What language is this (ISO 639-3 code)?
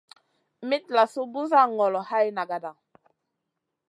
mcn